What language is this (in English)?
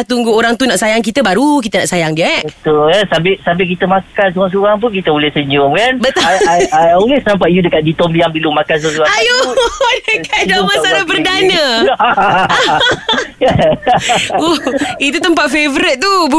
Malay